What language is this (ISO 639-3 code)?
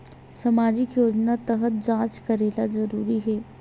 hne